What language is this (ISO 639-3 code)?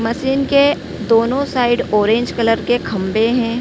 hin